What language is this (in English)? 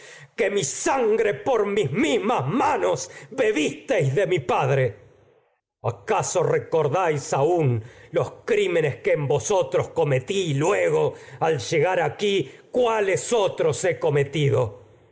Spanish